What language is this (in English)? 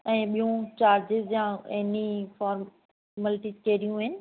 Sindhi